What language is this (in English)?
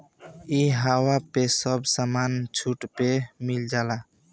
Bhojpuri